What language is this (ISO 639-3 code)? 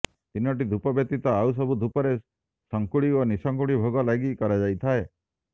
ori